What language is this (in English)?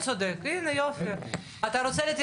Hebrew